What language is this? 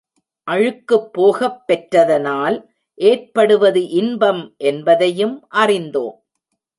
Tamil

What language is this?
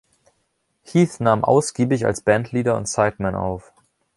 German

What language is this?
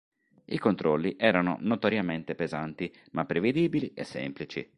Italian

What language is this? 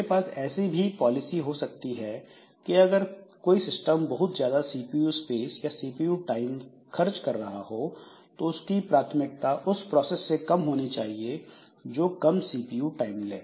Hindi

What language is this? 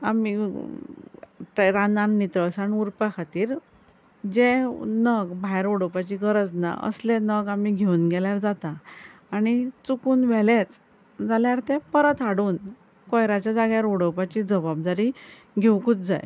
Konkani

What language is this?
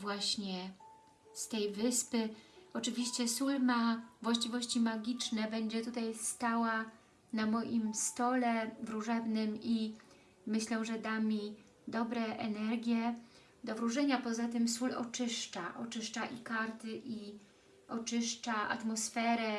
Polish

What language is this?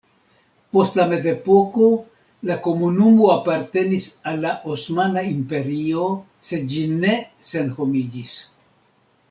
Esperanto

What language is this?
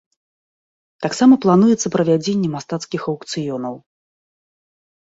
Belarusian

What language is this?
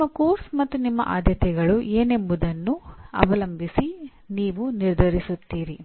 Kannada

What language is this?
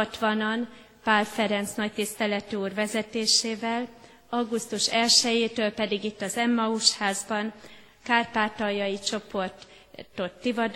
Hungarian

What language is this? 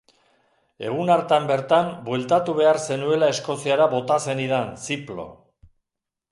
Basque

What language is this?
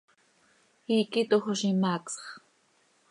Seri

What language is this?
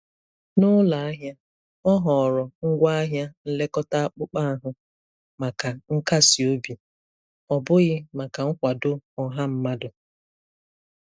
Igbo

